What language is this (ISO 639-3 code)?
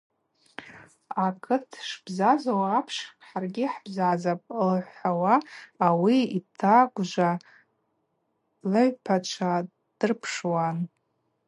abq